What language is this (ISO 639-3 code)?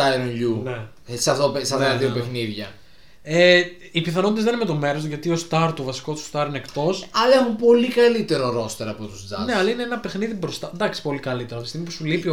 ell